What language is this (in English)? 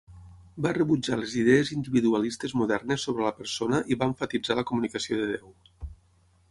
Catalan